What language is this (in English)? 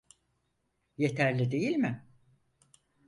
Turkish